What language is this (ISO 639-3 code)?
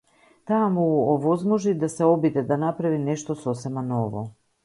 mkd